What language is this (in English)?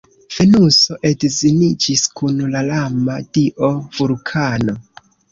Esperanto